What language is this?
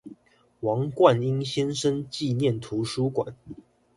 Chinese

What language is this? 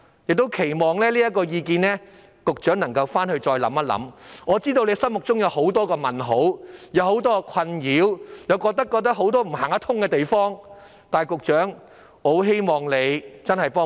Cantonese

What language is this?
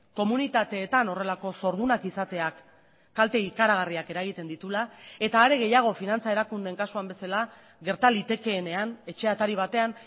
Basque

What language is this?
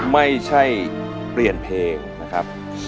Thai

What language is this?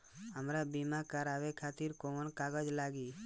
Bhojpuri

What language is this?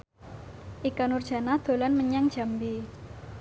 Javanese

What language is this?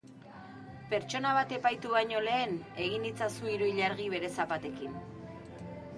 Basque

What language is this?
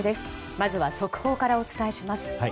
Japanese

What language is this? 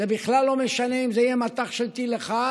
Hebrew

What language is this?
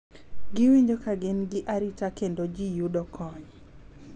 Luo (Kenya and Tanzania)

